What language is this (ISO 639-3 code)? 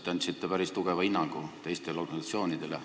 est